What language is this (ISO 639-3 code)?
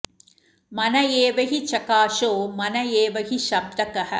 san